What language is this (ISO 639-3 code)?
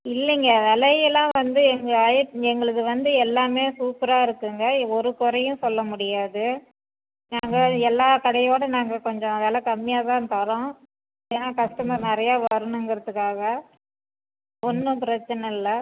tam